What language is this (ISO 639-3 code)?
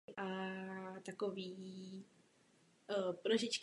ces